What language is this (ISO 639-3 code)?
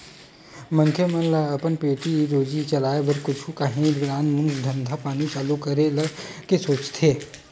hne